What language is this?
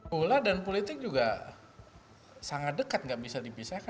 Indonesian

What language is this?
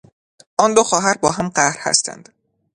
Persian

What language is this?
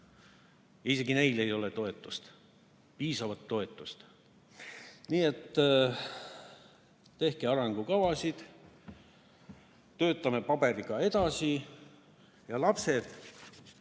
Estonian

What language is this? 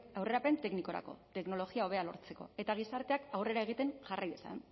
Basque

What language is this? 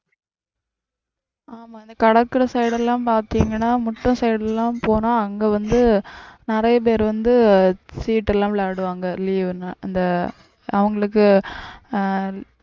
Tamil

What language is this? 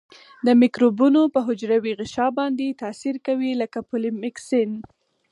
Pashto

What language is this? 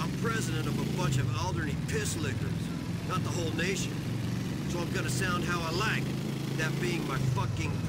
Polish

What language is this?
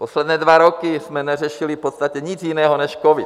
Czech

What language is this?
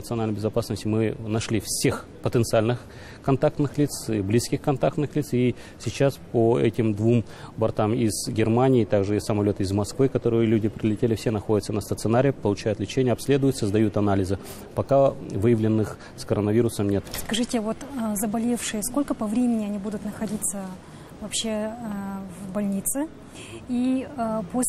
Russian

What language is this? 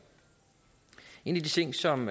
Danish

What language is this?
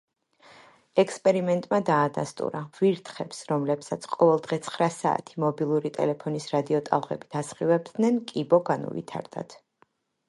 Georgian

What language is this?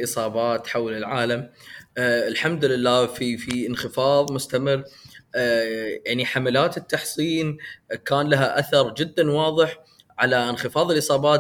Arabic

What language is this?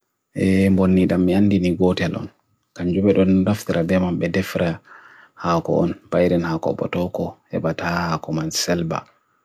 Bagirmi Fulfulde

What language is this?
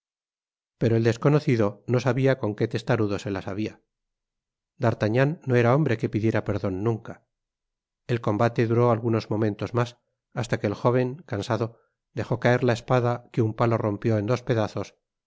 Spanish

